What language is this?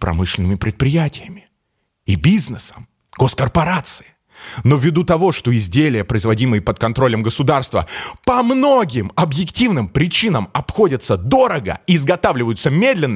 Russian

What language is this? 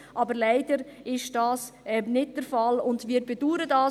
Swiss German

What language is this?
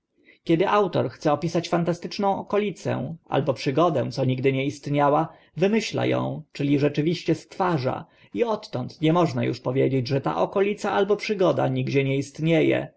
Polish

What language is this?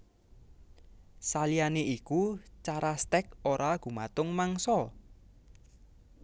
Javanese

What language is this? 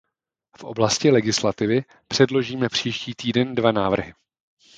Czech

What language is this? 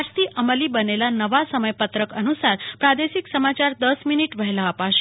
Gujarati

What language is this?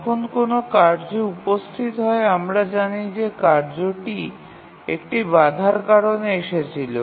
Bangla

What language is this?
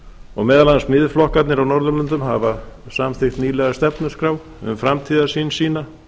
Icelandic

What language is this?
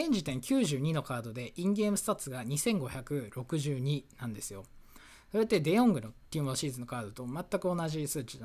Japanese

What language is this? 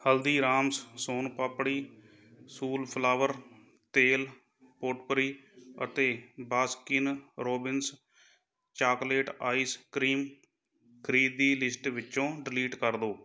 Punjabi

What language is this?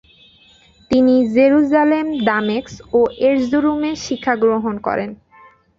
Bangla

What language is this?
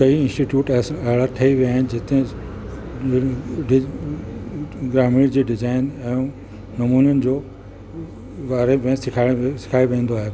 Sindhi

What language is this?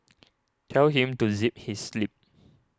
English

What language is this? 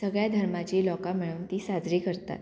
Konkani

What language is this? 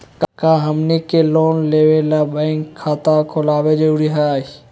Magahi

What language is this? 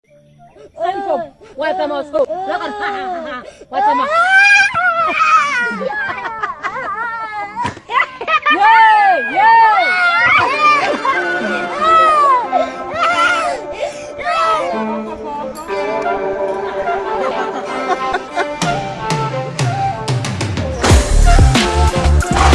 Indonesian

